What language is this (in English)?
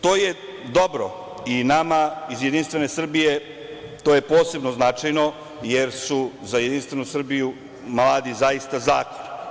Serbian